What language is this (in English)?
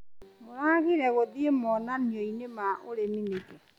Kikuyu